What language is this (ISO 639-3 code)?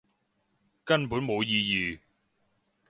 yue